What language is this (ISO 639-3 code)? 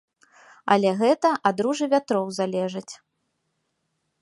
bel